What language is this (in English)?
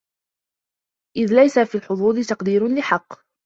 Arabic